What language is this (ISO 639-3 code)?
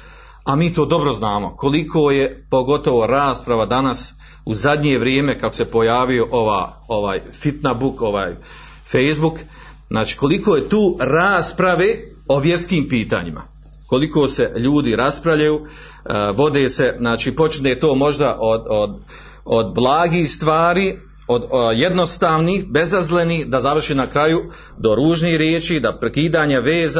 hrv